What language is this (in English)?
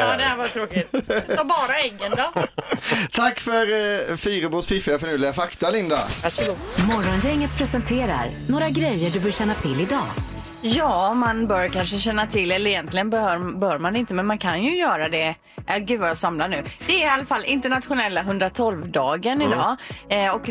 Swedish